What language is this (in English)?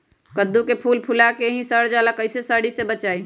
Magahi